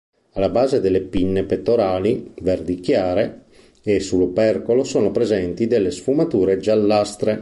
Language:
Italian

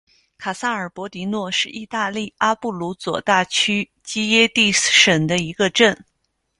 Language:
Chinese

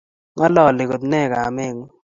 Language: Kalenjin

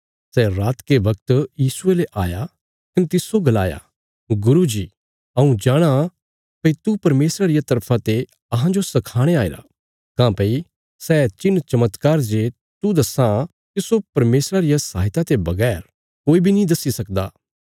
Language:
Bilaspuri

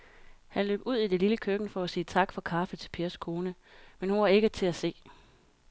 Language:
Danish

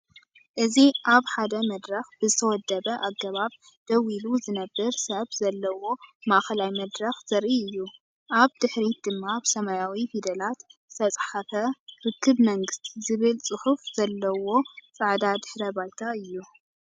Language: Tigrinya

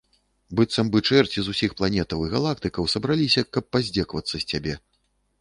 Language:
Belarusian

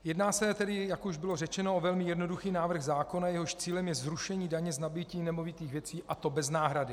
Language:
Czech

